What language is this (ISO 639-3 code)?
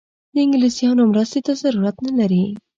pus